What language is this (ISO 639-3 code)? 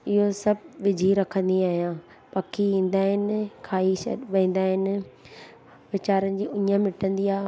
snd